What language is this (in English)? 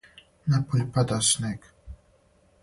Serbian